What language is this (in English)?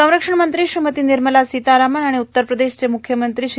Marathi